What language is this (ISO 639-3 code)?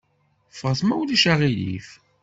kab